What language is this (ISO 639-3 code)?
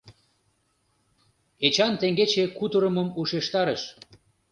chm